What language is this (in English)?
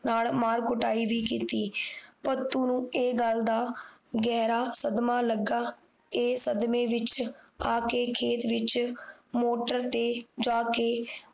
Punjabi